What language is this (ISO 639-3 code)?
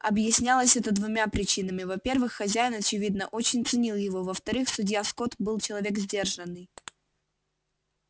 rus